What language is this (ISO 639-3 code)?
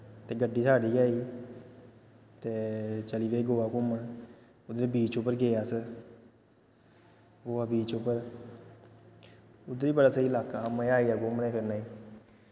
doi